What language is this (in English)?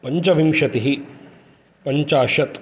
Sanskrit